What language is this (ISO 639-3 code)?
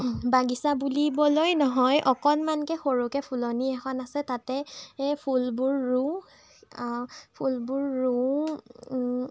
asm